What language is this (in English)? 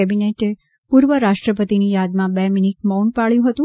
Gujarati